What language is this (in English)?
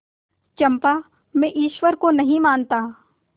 Hindi